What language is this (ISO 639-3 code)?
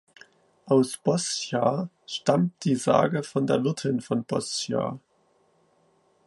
deu